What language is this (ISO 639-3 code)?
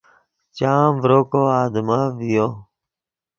ydg